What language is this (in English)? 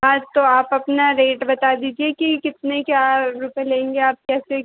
Hindi